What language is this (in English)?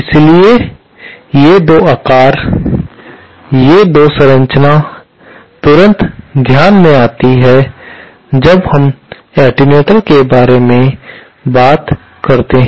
Hindi